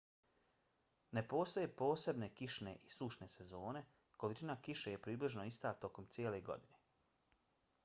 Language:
Bosnian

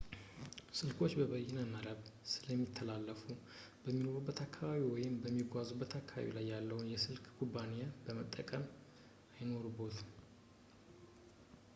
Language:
Amharic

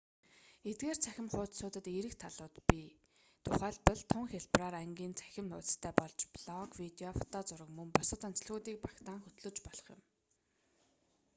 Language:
Mongolian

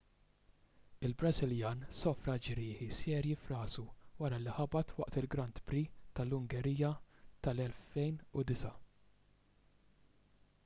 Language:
Maltese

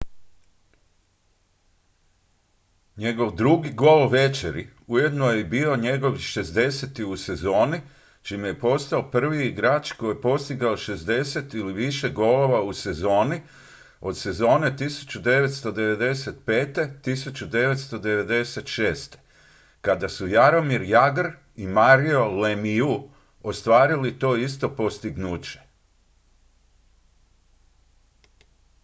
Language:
Croatian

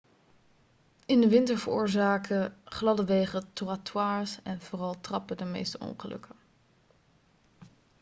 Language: Dutch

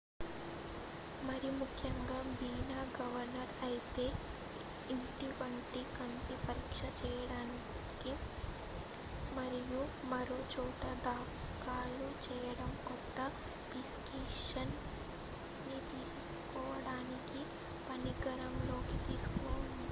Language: Telugu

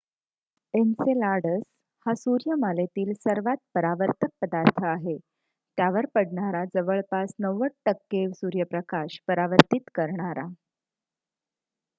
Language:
Marathi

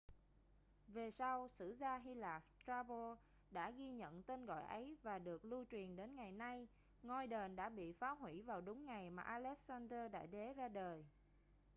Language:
Vietnamese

